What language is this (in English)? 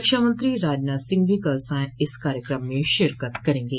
Hindi